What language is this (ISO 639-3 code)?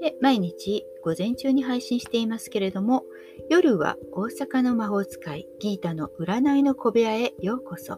jpn